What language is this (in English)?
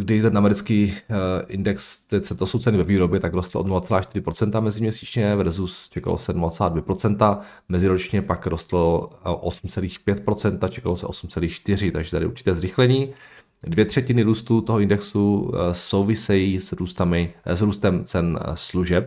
Czech